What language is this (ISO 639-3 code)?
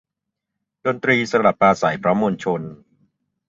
tha